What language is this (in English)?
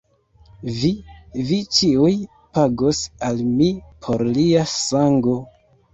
Esperanto